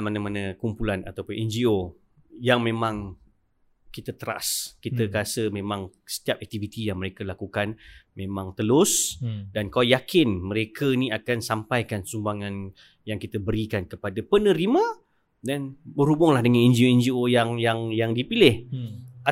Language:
Malay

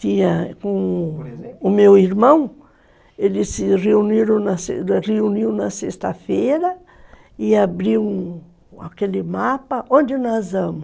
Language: Portuguese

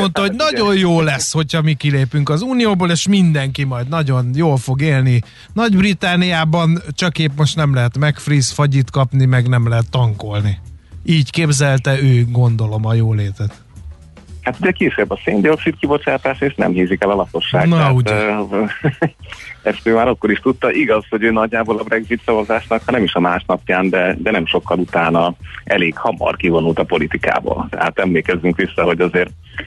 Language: Hungarian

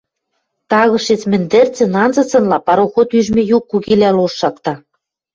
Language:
Western Mari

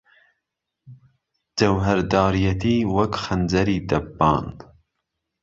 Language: Central Kurdish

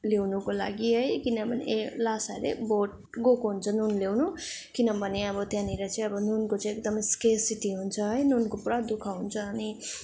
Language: Nepali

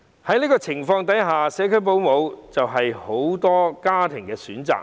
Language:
Cantonese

